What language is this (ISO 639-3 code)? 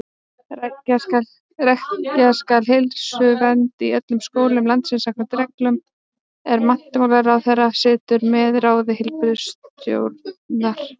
isl